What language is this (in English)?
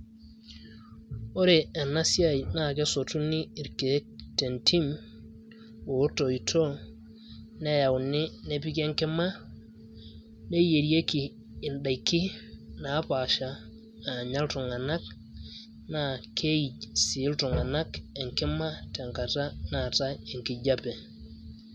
Masai